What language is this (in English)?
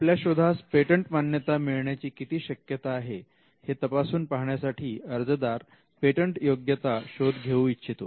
Marathi